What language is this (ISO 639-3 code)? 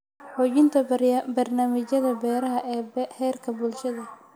som